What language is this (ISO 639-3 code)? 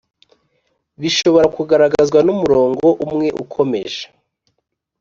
kin